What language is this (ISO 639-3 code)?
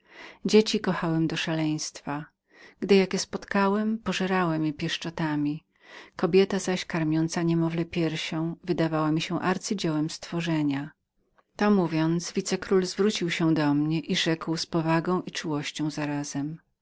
pol